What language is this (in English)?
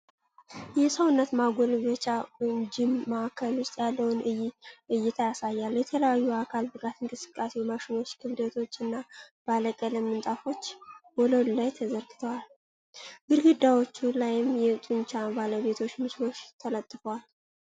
Amharic